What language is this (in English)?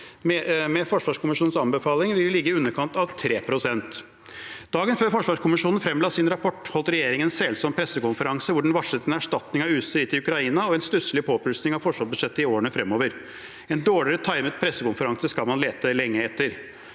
Norwegian